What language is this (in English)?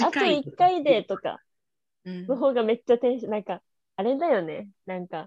Japanese